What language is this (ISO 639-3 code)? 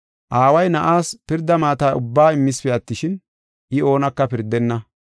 gof